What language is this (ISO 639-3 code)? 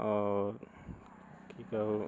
mai